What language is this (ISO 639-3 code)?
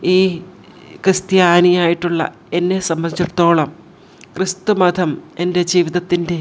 mal